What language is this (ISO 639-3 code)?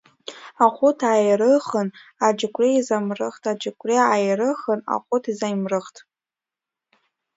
abk